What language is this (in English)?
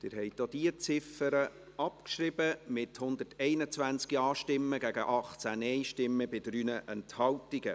Swiss German